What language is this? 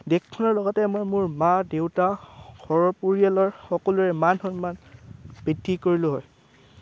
Assamese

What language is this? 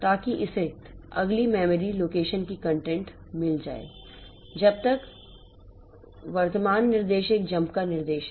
Hindi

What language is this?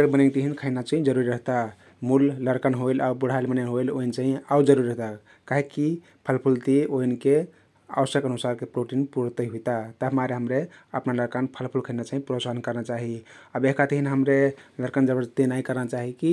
Kathoriya Tharu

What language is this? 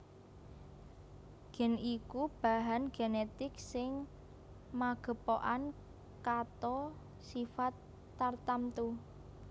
Javanese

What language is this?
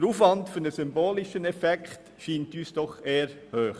Swiss German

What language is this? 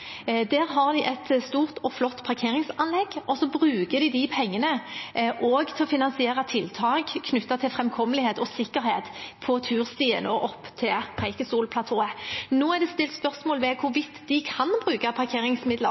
Norwegian Bokmål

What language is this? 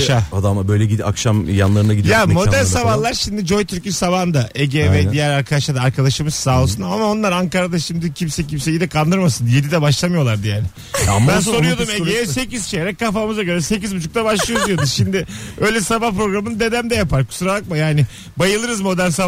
Turkish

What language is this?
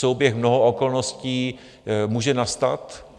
Czech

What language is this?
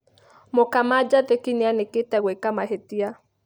Kikuyu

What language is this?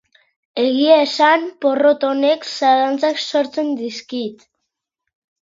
Basque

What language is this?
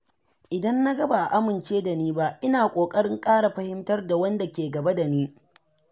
Hausa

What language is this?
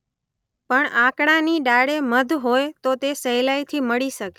Gujarati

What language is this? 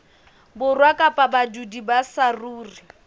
Southern Sotho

